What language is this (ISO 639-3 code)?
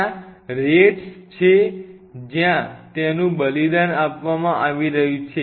guj